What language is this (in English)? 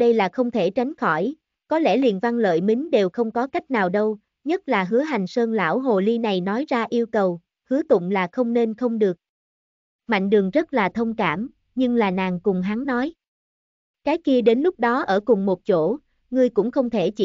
Vietnamese